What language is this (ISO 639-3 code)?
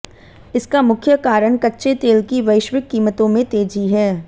hin